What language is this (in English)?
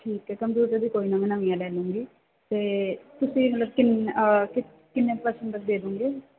Punjabi